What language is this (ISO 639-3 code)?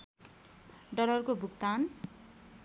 nep